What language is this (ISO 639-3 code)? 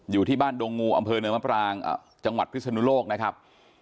tha